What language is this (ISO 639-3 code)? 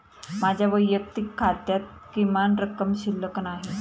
mar